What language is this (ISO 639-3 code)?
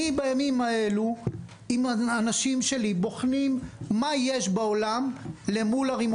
heb